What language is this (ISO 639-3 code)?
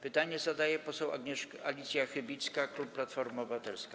pol